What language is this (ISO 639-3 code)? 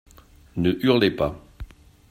fra